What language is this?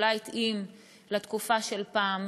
Hebrew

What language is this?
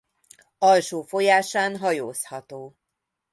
Hungarian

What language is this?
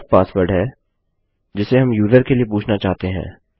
Hindi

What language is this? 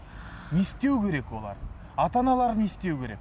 Kazakh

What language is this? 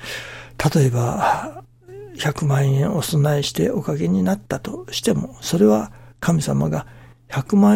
Japanese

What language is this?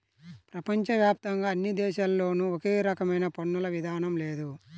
Telugu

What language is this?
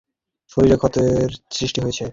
Bangla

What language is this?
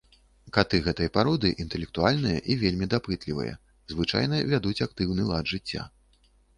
Belarusian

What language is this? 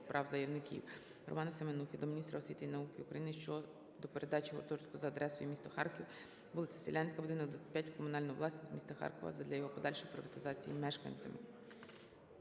Ukrainian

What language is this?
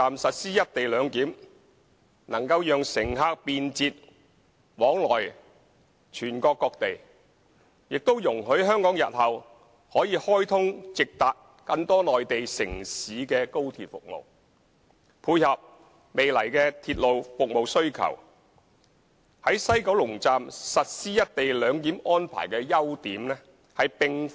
Cantonese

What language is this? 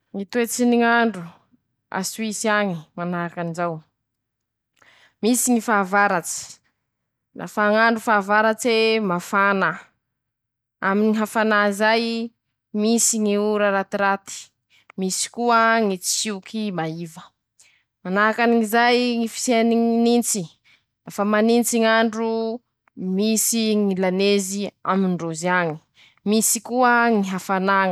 Masikoro Malagasy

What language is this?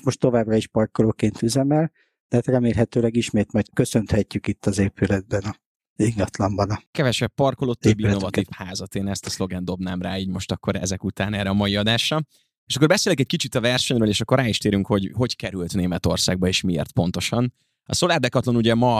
Hungarian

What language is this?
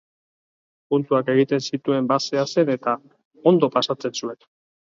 Basque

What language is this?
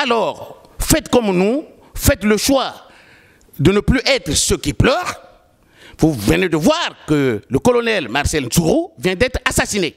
French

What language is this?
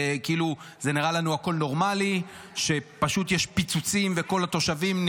Hebrew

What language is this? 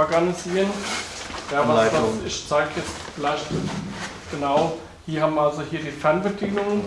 German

